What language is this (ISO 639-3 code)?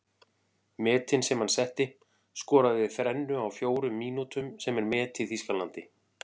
isl